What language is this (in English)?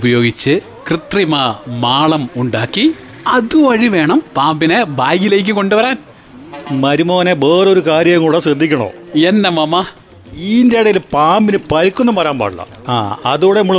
Malayalam